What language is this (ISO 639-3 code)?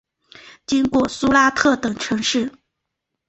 zho